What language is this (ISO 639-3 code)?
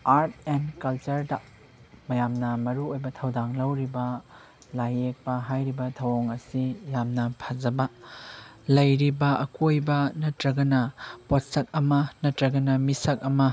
mni